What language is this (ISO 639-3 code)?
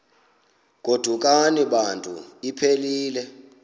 xho